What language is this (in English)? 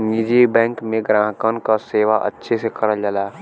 Bhojpuri